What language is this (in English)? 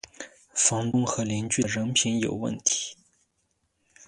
Chinese